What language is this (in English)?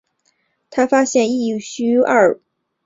Chinese